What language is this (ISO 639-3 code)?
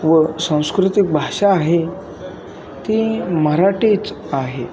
mar